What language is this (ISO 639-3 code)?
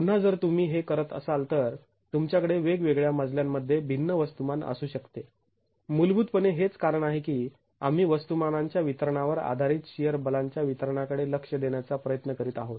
mar